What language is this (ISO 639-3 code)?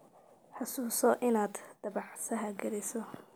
som